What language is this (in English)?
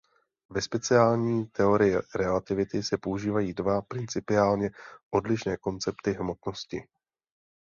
Czech